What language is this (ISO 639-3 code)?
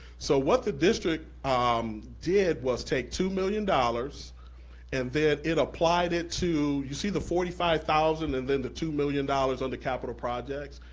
eng